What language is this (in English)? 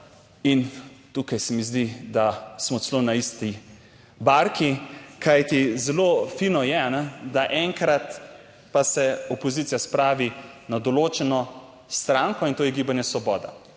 Slovenian